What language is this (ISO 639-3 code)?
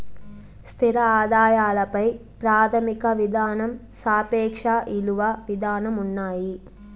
tel